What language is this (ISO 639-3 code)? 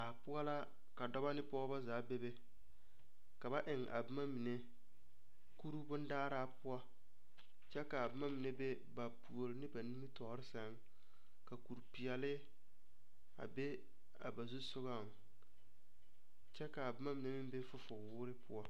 dga